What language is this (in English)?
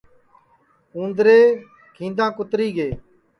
Sansi